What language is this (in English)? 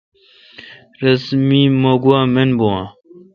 Kalkoti